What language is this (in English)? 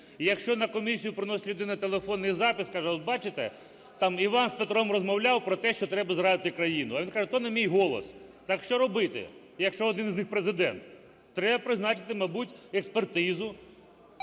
Ukrainian